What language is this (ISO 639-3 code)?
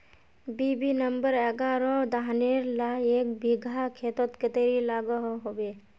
mag